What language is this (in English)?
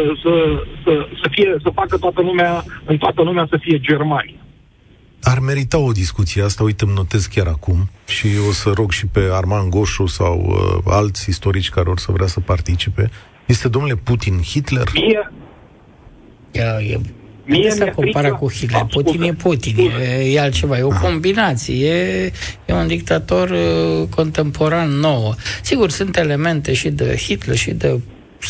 Romanian